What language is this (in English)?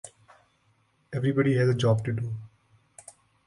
English